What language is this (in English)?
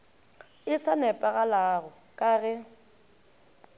Northern Sotho